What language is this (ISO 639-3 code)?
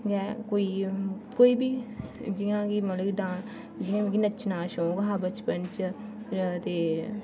doi